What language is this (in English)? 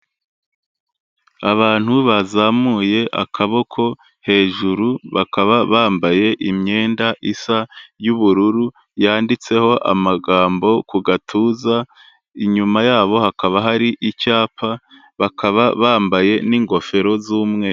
Kinyarwanda